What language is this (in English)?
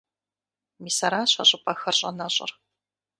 Kabardian